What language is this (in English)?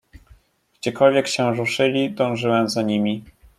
Polish